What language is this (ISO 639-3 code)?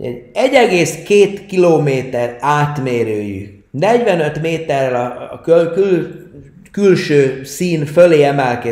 hun